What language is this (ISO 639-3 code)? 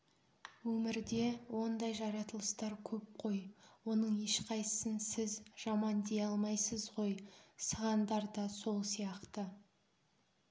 kaz